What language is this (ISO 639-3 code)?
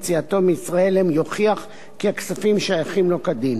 heb